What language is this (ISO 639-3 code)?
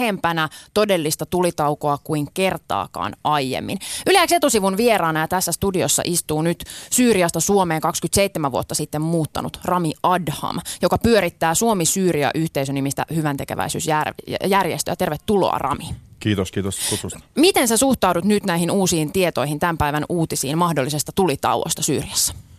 fin